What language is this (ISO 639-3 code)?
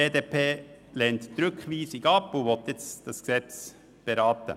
gsw